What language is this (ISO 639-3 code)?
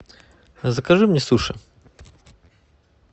rus